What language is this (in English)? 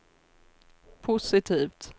Swedish